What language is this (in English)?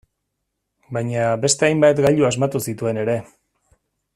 Basque